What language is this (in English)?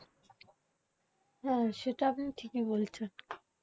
Bangla